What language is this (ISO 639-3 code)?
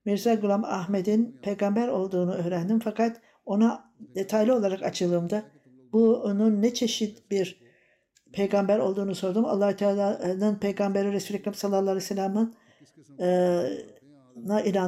tur